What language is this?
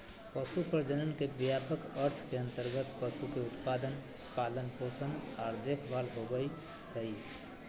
Magahi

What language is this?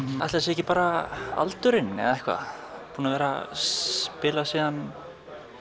Icelandic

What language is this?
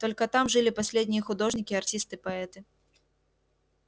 Russian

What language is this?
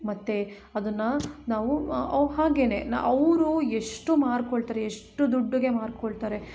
Kannada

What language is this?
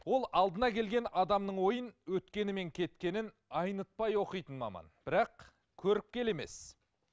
Kazakh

